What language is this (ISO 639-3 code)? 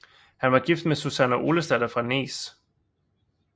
dan